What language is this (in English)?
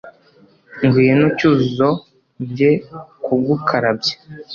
Kinyarwanda